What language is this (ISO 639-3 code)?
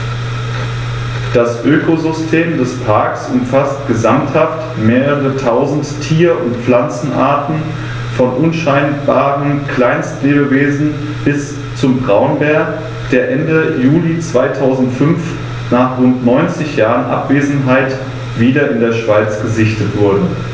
deu